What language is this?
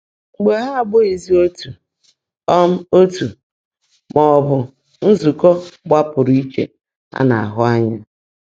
Igbo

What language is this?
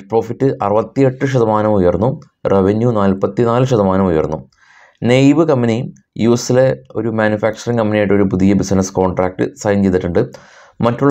Malayalam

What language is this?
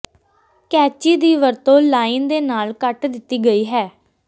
Punjabi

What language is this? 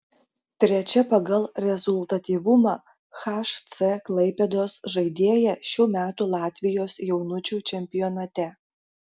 Lithuanian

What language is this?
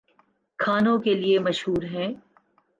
Urdu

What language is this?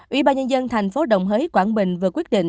Vietnamese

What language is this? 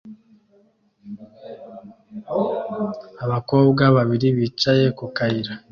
Kinyarwanda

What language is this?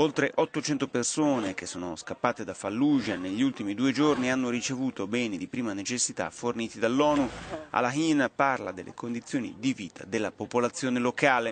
Italian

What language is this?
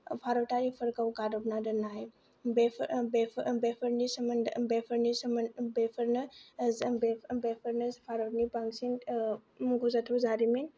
Bodo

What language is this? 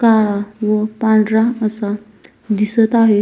Marathi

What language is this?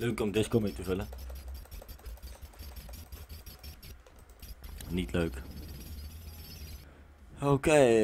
Dutch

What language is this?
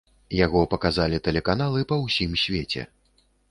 Belarusian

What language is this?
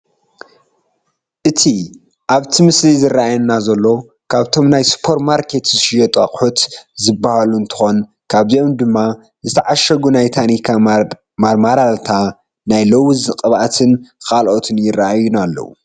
Tigrinya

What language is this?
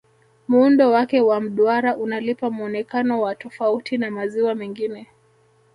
Swahili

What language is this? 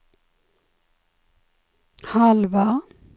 Swedish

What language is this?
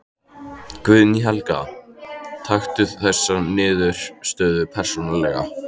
Icelandic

